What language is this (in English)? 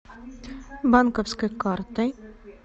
Russian